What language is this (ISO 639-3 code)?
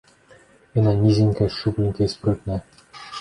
bel